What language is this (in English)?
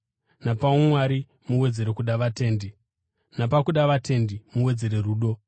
Shona